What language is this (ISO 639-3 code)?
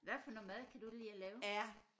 dan